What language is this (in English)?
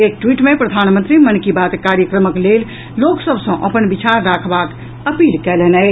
Maithili